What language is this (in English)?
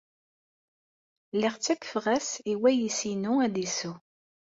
Kabyle